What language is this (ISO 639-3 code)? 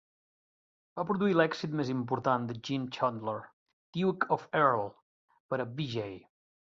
cat